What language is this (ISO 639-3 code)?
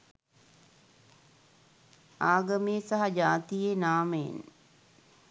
sin